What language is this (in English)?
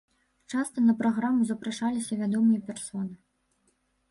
Belarusian